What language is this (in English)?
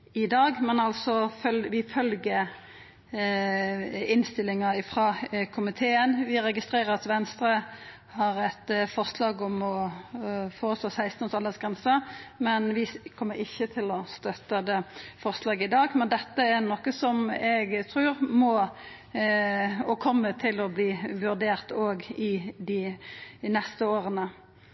Norwegian Nynorsk